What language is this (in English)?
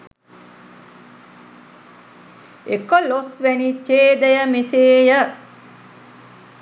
Sinhala